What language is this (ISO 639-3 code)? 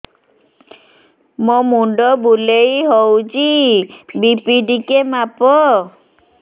ori